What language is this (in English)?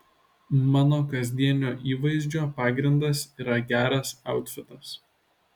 Lithuanian